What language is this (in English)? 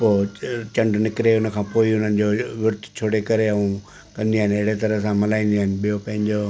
Sindhi